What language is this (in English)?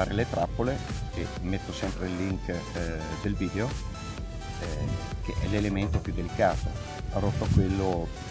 Italian